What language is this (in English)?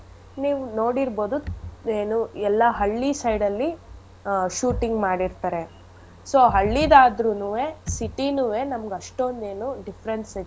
Kannada